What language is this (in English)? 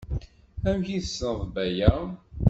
Kabyle